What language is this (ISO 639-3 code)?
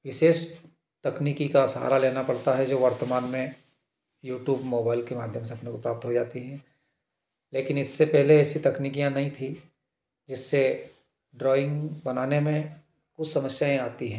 hin